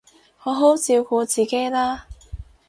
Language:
Cantonese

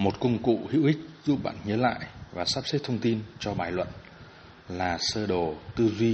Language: Vietnamese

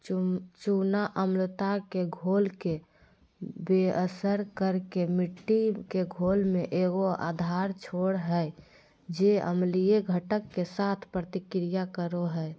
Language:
Magahi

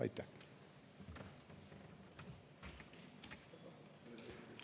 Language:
Estonian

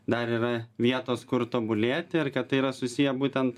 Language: Lithuanian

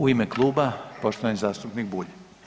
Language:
Croatian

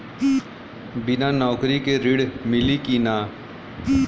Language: Bhojpuri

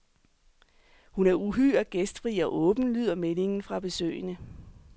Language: Danish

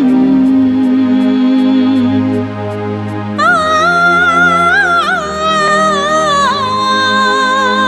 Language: Telugu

